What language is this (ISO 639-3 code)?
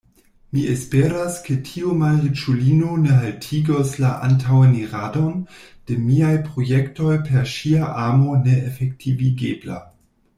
epo